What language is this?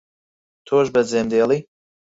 Central Kurdish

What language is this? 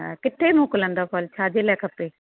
Sindhi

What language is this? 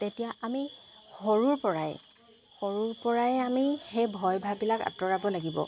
Assamese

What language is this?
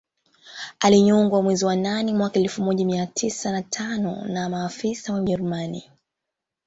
Swahili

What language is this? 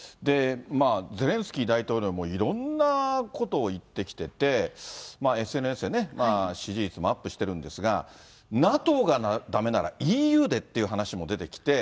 Japanese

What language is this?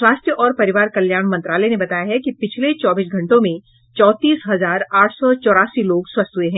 Hindi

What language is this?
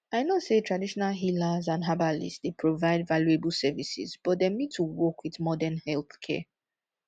Nigerian Pidgin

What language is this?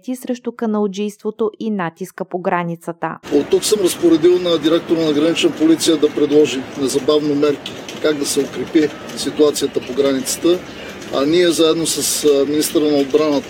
Bulgarian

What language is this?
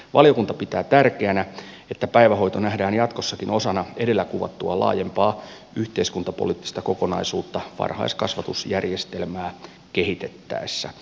Finnish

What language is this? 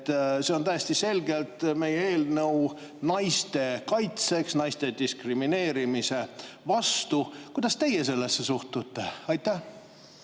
Estonian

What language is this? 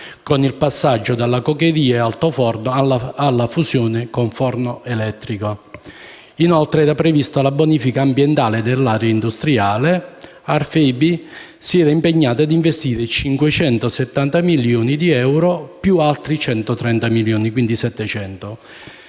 Italian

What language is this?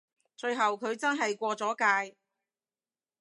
Cantonese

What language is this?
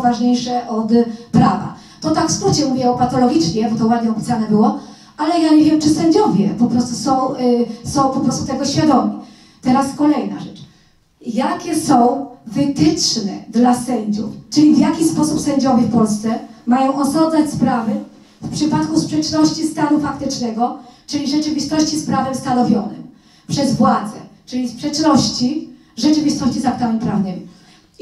Polish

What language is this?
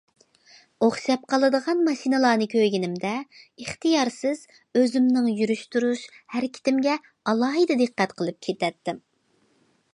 Uyghur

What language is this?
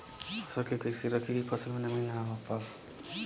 Bhojpuri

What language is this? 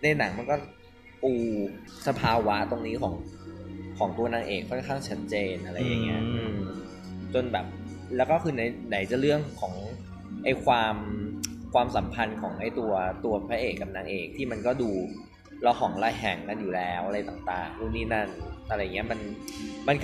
Thai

